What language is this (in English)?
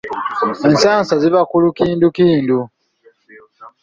Ganda